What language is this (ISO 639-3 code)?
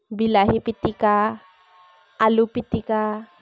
asm